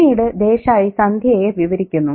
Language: Malayalam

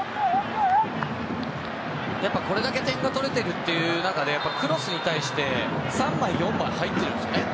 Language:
Japanese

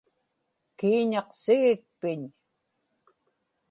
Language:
Inupiaq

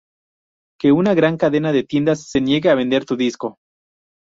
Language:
Spanish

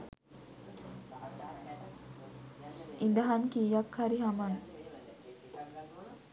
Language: Sinhala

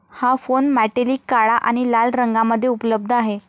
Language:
Marathi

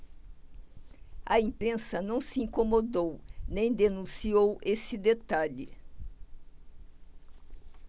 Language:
Portuguese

